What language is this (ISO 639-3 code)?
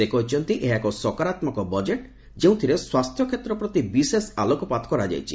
ori